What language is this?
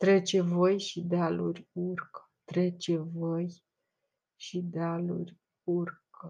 Romanian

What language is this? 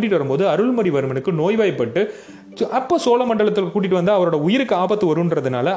Tamil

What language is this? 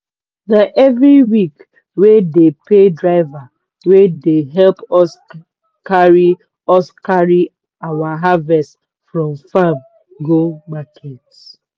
Nigerian Pidgin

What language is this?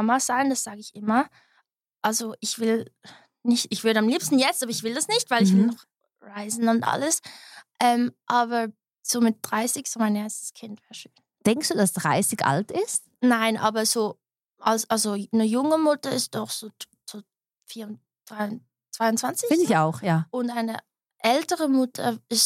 German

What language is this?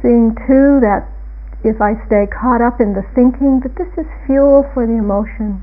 English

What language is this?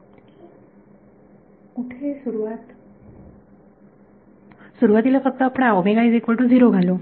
Marathi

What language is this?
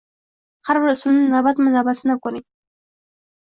Uzbek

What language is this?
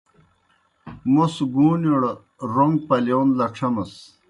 Kohistani Shina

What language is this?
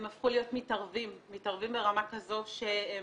Hebrew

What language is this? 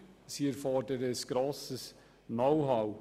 Swiss German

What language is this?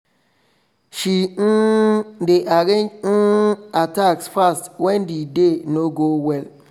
Nigerian Pidgin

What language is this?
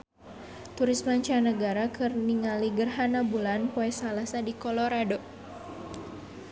Sundanese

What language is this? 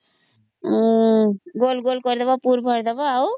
Odia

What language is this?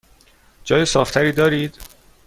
Persian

